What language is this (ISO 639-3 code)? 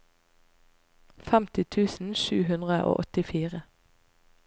nor